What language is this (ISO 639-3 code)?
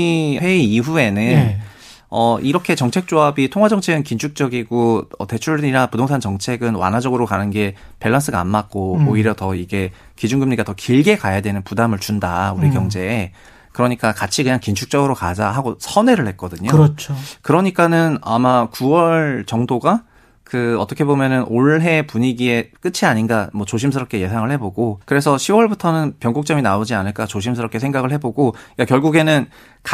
kor